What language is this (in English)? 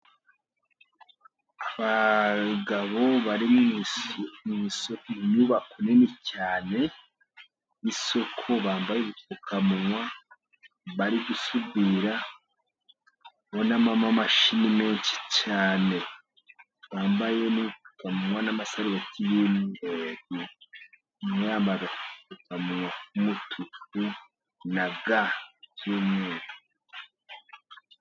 Kinyarwanda